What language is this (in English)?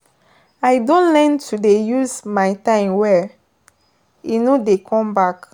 Nigerian Pidgin